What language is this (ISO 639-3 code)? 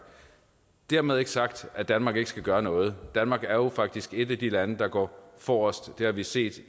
dan